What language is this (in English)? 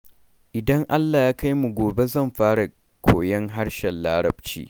Hausa